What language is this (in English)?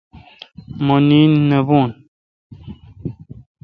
Kalkoti